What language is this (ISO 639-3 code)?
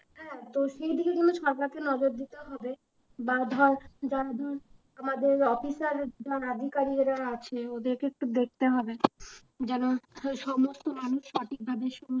ben